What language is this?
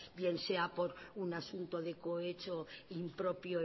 Spanish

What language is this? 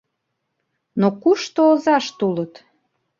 Mari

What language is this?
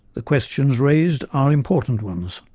English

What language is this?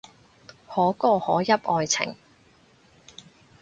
Cantonese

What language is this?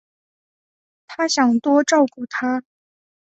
Chinese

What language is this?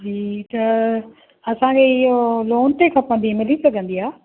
Sindhi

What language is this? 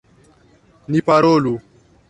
Esperanto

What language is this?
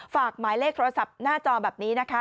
Thai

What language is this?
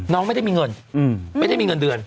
Thai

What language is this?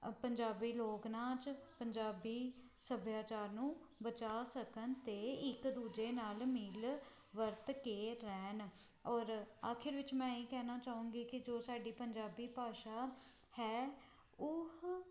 Punjabi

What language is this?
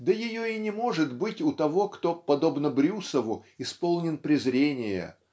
Russian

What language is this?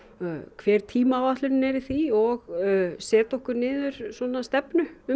Icelandic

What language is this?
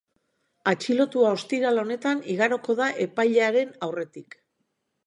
Basque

